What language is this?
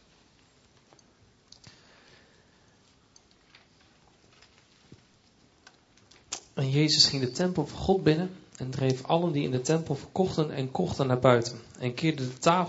Dutch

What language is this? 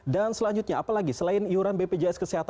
Indonesian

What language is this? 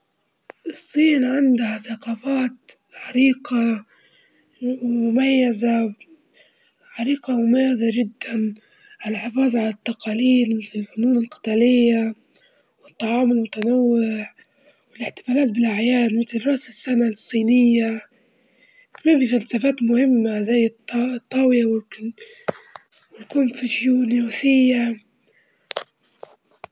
Libyan Arabic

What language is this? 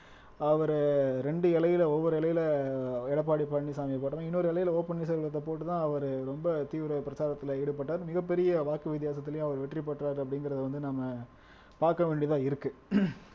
Tamil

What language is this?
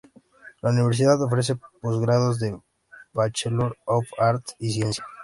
Spanish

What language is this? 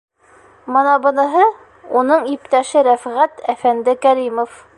Bashkir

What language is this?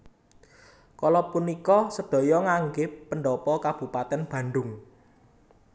Javanese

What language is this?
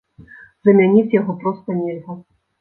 Belarusian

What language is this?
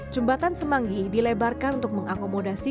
Indonesian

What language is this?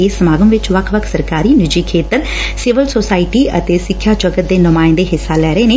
Punjabi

